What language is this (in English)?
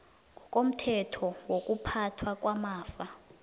South Ndebele